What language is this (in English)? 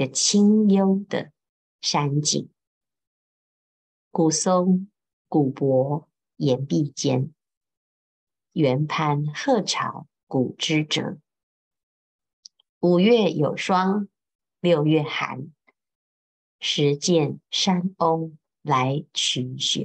Chinese